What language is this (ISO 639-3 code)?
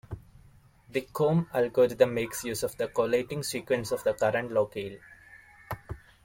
eng